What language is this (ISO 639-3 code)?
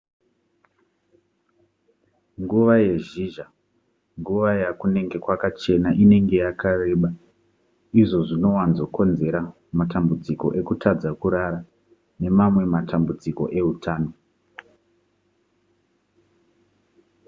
sna